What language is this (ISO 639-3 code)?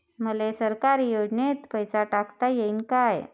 mar